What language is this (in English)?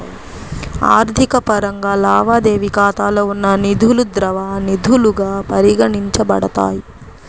Telugu